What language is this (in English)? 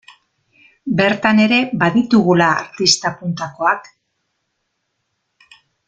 Basque